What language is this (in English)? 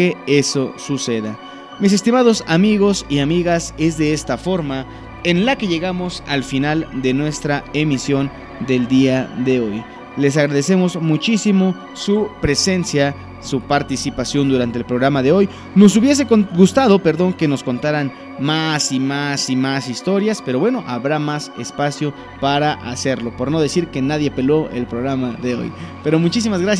Spanish